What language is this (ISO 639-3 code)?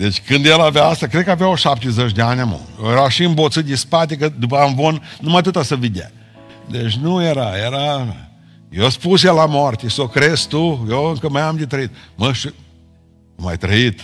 ron